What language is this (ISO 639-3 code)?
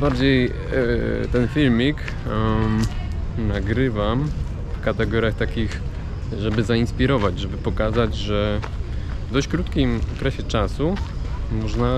pol